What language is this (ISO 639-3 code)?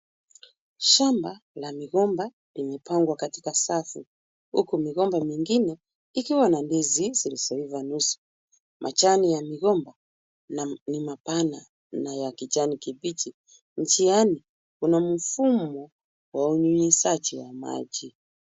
swa